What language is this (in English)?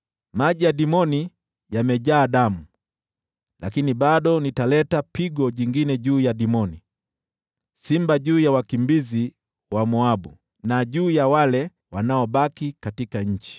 Swahili